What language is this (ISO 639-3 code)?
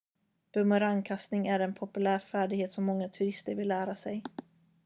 swe